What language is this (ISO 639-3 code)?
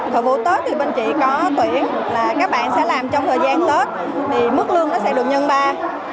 vie